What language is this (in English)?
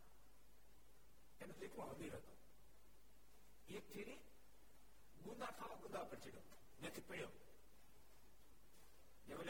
Gujarati